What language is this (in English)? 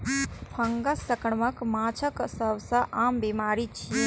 Maithili